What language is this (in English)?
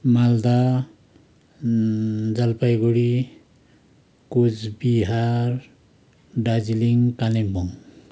Nepali